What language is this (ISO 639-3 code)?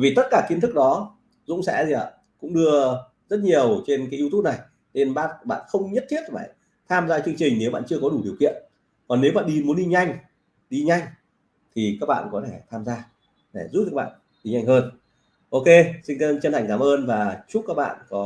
vie